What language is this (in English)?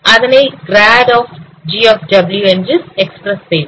Tamil